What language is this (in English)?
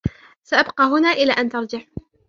Arabic